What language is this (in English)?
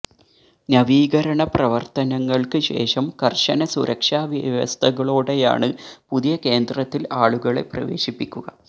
Malayalam